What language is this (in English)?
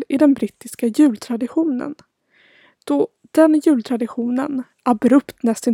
Swedish